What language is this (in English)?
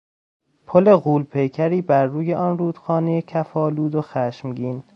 Persian